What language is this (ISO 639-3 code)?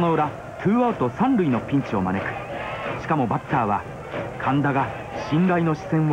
jpn